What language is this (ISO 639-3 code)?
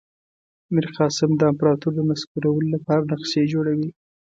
pus